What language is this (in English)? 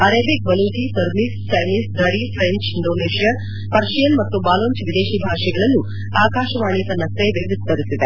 Kannada